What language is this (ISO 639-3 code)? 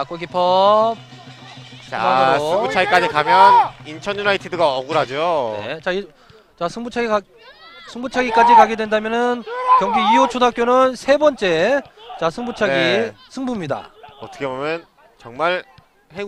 kor